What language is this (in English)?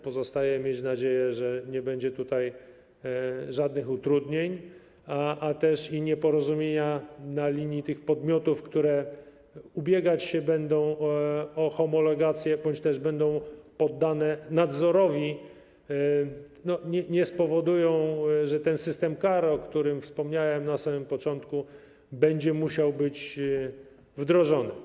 Polish